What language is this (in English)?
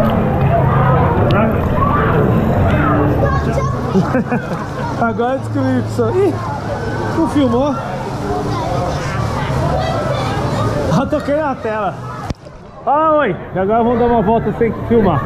Portuguese